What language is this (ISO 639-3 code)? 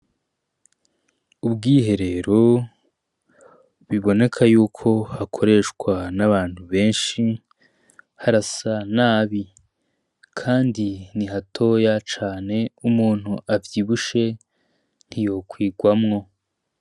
run